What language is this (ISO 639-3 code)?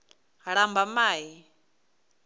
ven